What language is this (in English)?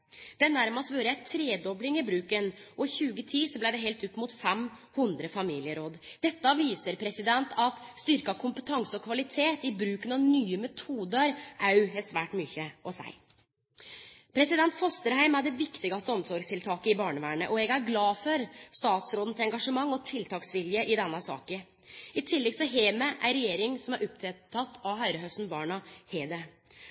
Norwegian Nynorsk